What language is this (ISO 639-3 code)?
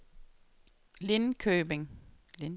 dan